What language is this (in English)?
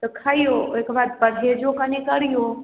Maithili